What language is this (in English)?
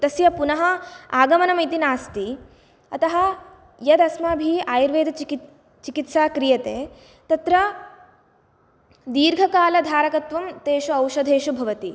Sanskrit